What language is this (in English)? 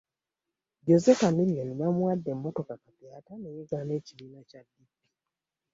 Ganda